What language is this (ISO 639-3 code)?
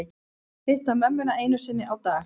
isl